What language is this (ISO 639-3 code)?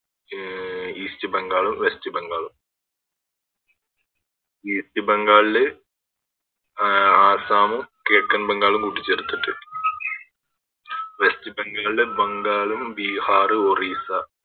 mal